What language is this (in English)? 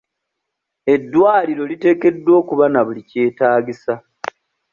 Ganda